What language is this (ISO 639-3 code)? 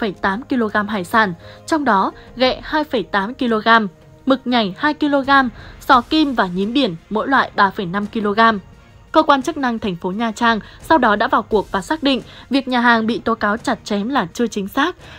vie